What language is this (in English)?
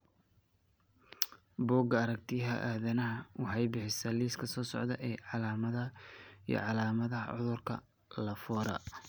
Somali